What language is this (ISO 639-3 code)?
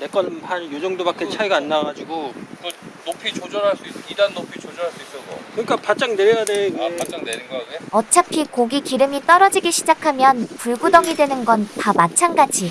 kor